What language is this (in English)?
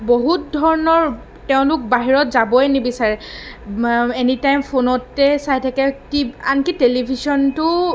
Assamese